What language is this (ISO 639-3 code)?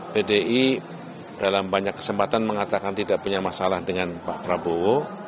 ind